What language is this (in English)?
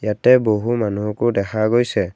Assamese